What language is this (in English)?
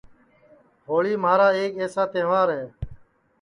Sansi